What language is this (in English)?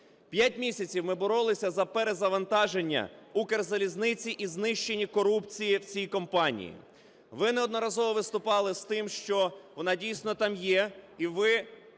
Ukrainian